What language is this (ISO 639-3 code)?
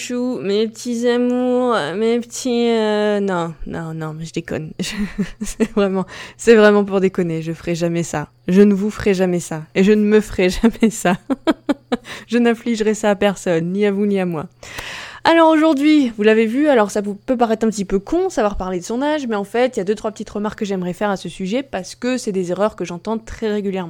fra